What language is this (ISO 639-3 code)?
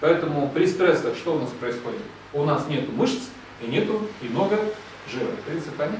rus